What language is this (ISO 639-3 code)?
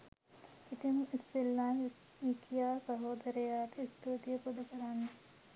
sin